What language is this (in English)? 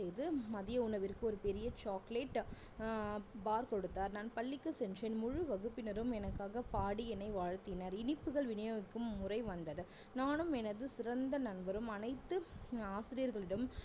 Tamil